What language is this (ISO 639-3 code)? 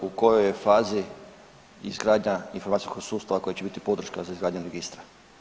hrv